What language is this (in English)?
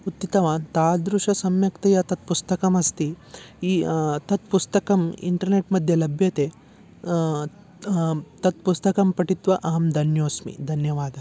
Sanskrit